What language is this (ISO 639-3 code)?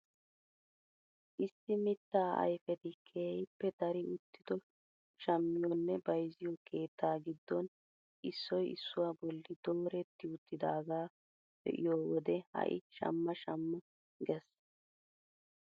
wal